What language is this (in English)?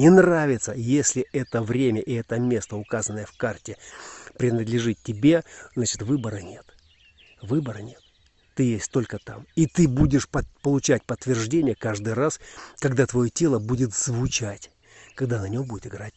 Russian